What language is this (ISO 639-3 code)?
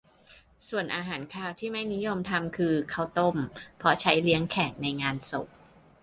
tha